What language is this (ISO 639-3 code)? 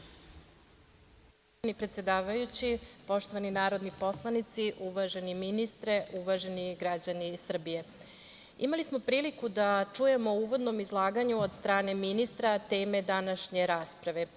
srp